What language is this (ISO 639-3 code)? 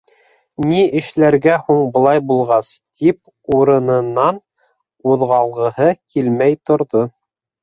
bak